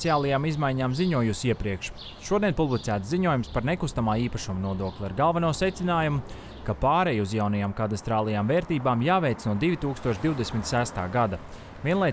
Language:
Latvian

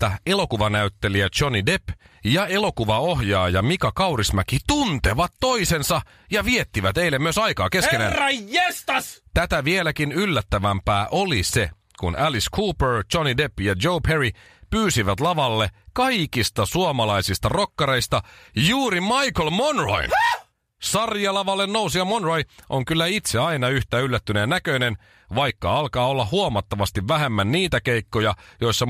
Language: Finnish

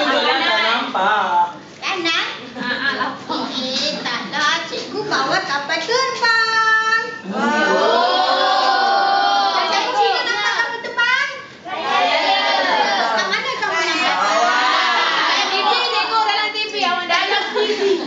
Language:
Malay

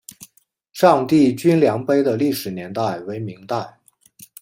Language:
Chinese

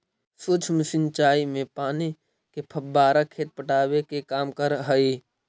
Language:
Magahi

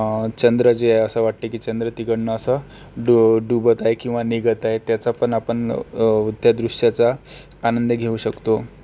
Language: Marathi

